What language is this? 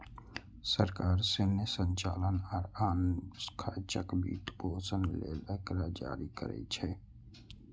Maithili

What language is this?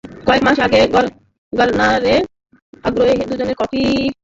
Bangla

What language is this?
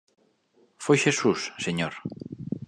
Galician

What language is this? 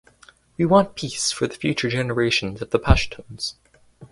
English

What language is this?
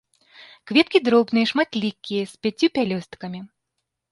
Belarusian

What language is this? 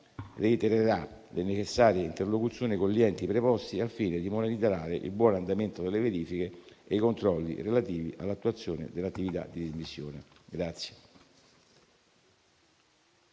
Italian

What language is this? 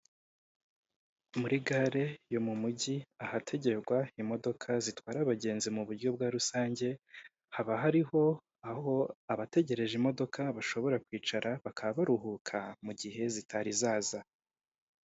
Kinyarwanda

